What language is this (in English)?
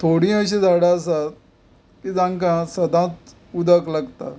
Konkani